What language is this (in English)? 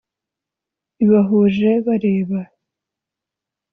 Kinyarwanda